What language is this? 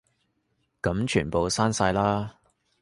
Cantonese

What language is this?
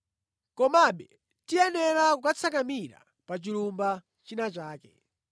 Nyanja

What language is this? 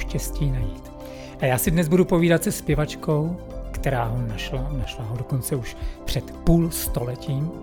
Czech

